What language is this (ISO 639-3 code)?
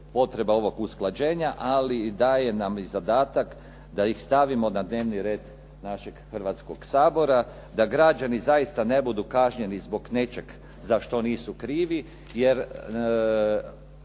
hrv